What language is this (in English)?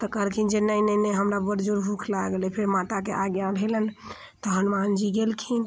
Maithili